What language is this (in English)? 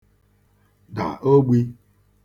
Igbo